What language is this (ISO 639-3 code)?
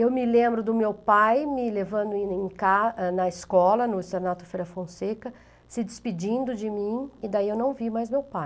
por